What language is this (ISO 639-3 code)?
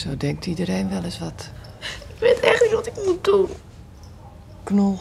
nld